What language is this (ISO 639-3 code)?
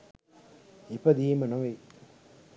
sin